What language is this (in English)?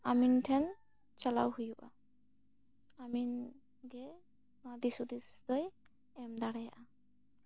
Santali